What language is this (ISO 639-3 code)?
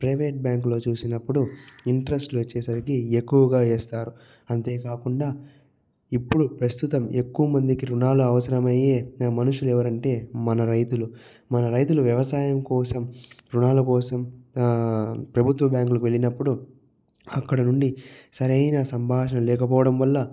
tel